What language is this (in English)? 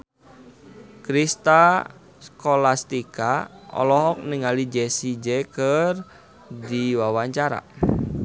Sundanese